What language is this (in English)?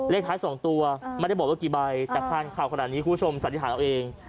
Thai